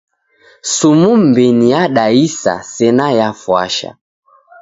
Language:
Taita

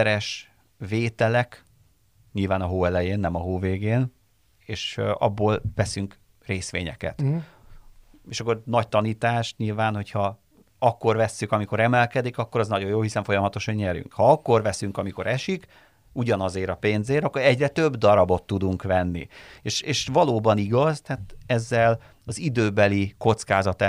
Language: Hungarian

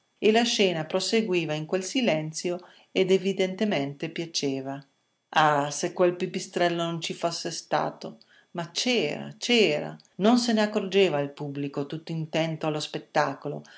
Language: Italian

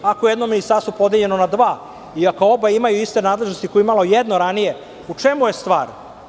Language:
Serbian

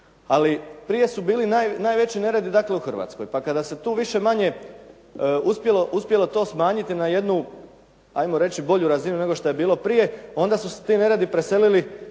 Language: Croatian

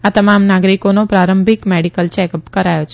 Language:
Gujarati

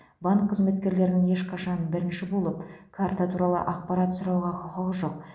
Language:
Kazakh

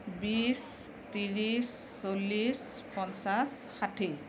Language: Assamese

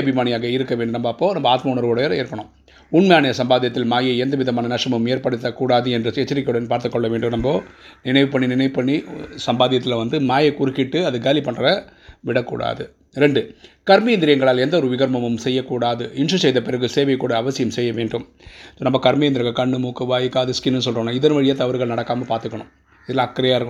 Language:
Tamil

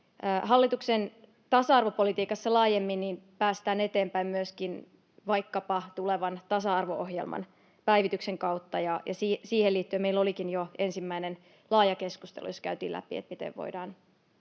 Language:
Finnish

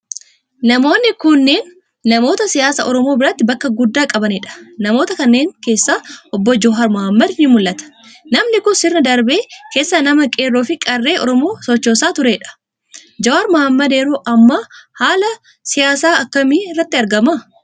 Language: Oromo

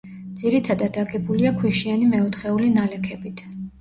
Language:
Georgian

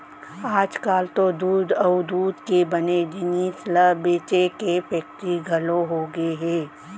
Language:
Chhattisgarhi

